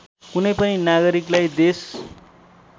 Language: Nepali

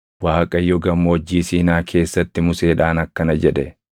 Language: Oromo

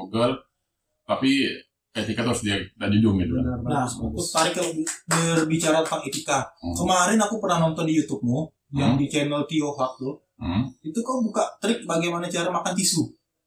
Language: Indonesian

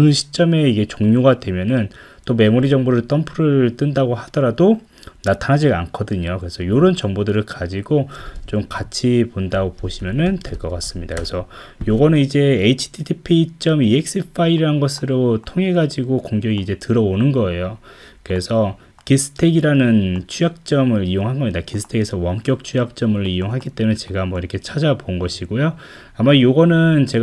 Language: Korean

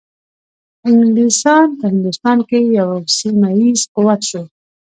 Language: Pashto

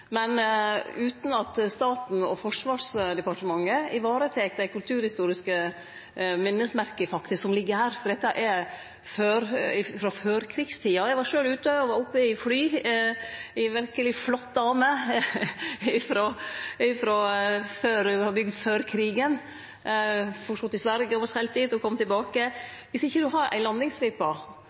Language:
Norwegian Nynorsk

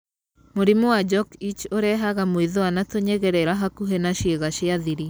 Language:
Kikuyu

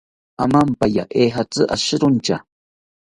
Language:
South Ucayali Ashéninka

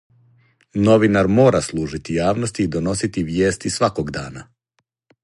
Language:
Serbian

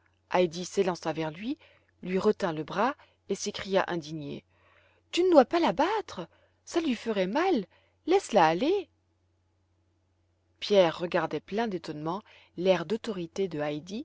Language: French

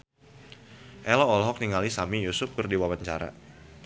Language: Sundanese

